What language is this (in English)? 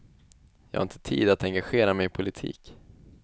Swedish